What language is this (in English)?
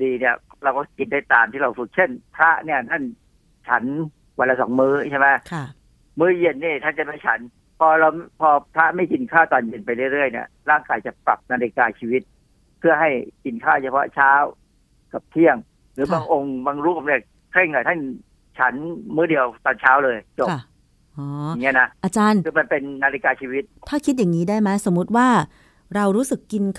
Thai